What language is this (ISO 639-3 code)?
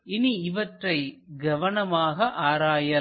tam